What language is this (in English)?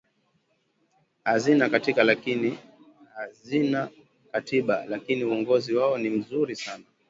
Swahili